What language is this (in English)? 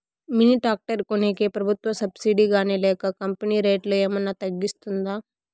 Telugu